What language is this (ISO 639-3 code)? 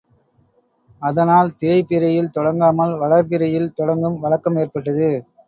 tam